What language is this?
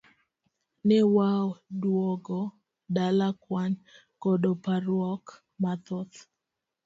Luo (Kenya and Tanzania)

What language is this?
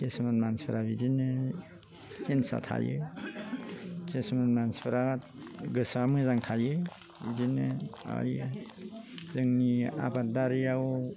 Bodo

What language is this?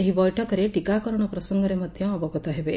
Odia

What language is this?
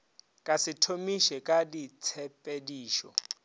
Northern Sotho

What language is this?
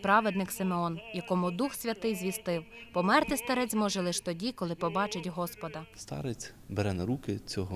Ukrainian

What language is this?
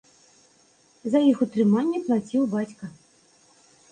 Belarusian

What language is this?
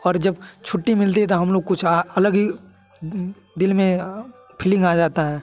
Hindi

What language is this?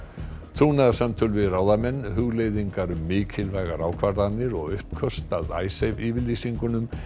Icelandic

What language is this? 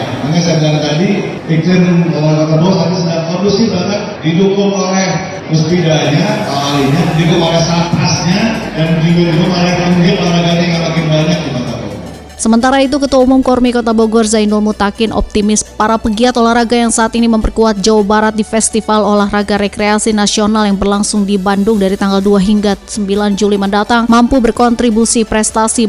Indonesian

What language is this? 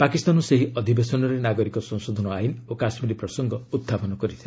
Odia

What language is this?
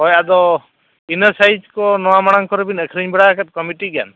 Santali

